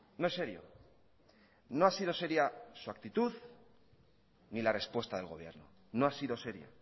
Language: Spanish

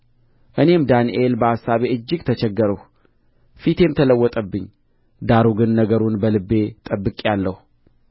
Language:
Amharic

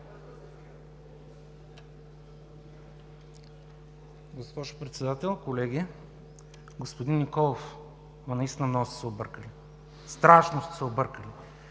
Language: Bulgarian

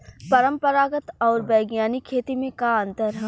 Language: Bhojpuri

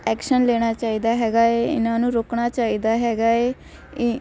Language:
Punjabi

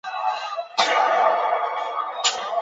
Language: Chinese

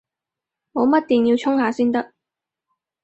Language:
Cantonese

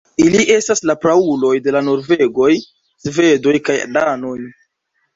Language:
Esperanto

